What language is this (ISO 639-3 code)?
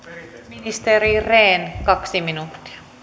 fin